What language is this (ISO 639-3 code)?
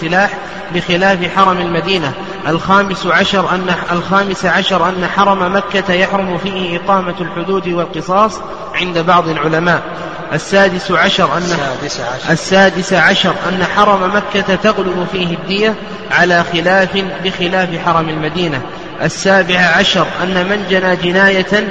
ara